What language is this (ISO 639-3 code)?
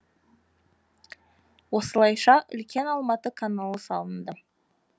kaz